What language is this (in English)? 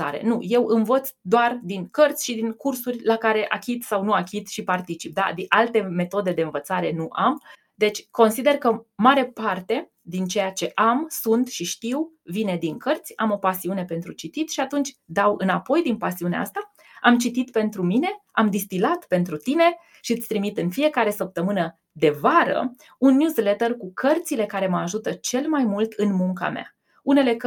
Romanian